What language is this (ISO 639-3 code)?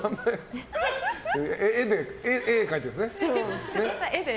jpn